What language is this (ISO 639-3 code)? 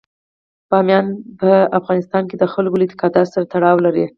pus